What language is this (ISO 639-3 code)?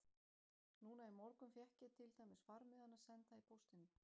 isl